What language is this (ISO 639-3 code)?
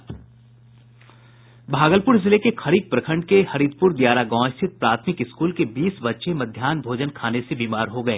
hin